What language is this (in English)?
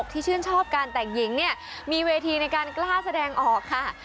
Thai